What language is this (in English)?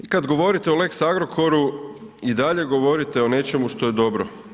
Croatian